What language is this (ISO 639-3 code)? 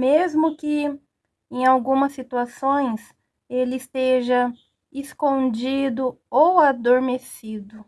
por